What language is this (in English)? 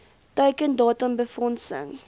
Afrikaans